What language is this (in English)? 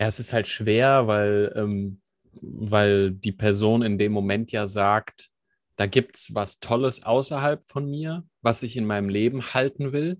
German